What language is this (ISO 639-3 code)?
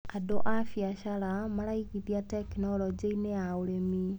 kik